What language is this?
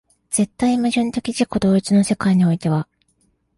Japanese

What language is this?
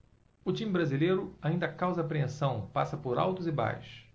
Portuguese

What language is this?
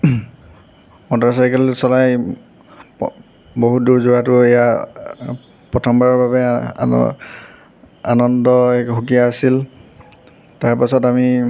Assamese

